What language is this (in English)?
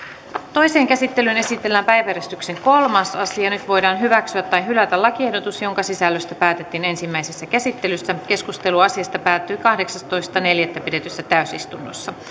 Finnish